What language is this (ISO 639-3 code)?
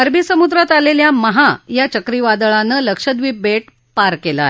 mar